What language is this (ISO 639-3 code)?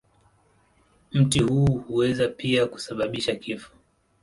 swa